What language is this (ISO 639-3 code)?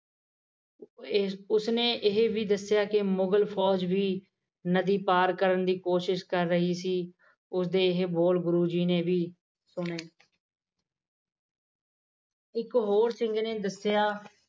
pan